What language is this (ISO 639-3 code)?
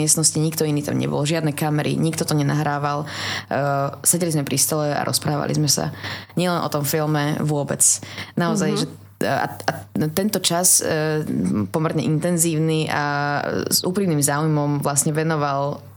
slk